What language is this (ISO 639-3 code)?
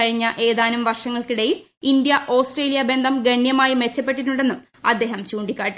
mal